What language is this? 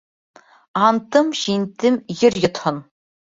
Bashkir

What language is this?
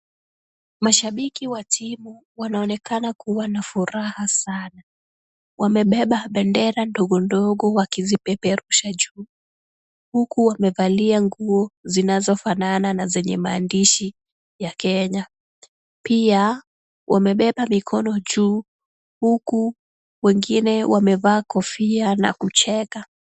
Swahili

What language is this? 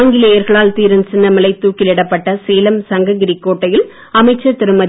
Tamil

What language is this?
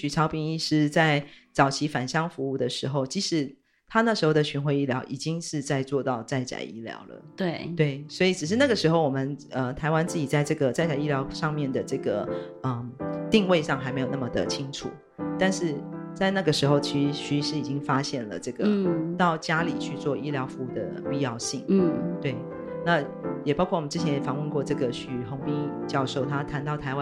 Chinese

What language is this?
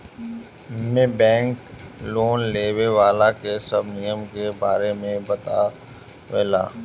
Bhojpuri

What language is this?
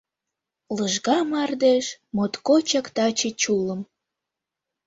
Mari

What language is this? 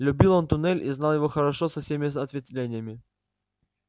Russian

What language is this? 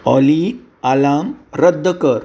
Konkani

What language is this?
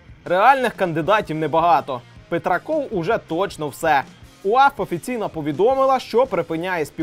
Ukrainian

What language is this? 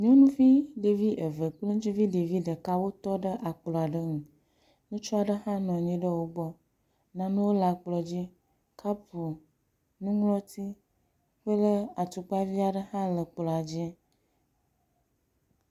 Ewe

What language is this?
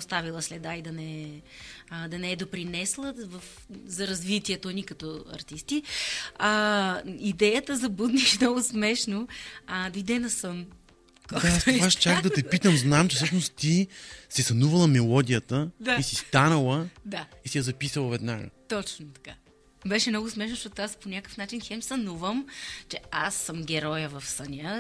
Bulgarian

